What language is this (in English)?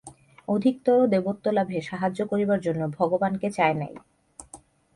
Bangla